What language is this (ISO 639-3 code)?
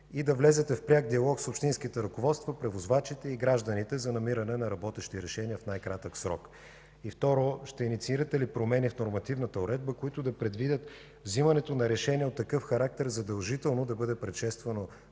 bul